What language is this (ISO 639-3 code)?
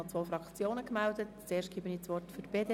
gsw